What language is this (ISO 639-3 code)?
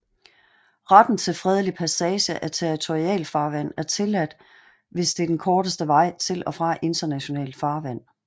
dan